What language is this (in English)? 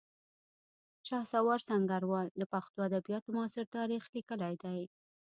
Pashto